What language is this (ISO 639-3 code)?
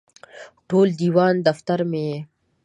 pus